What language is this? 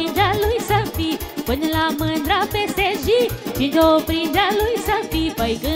Romanian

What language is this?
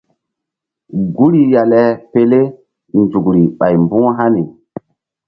Mbum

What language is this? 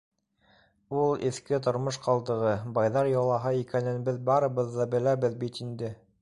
Bashkir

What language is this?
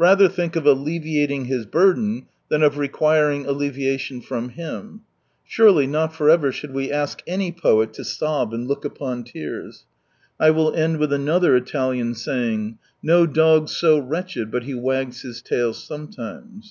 English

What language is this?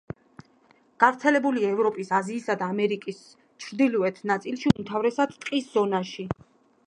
Georgian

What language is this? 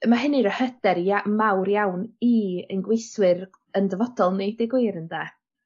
Welsh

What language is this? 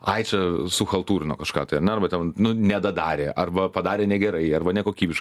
Lithuanian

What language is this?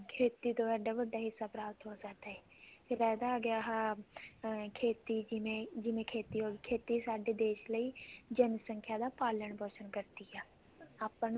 Punjabi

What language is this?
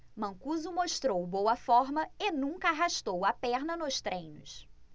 Portuguese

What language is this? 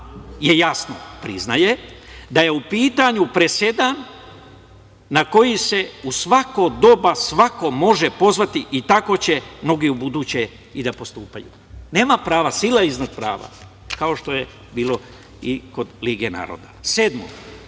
Serbian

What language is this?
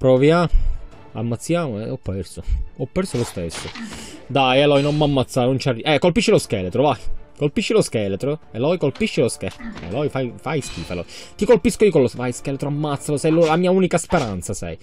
Italian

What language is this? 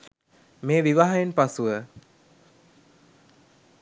Sinhala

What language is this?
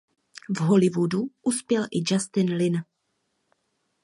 Czech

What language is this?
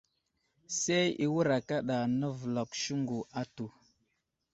Wuzlam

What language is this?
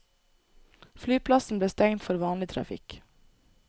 Norwegian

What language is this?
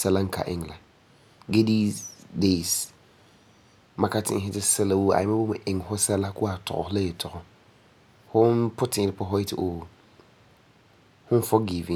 Frafra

